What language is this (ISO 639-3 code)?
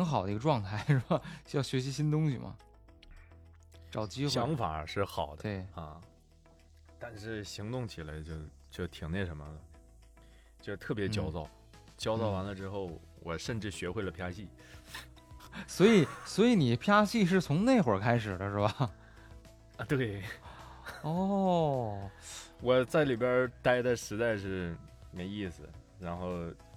zho